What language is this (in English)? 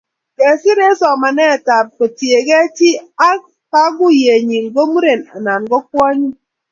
Kalenjin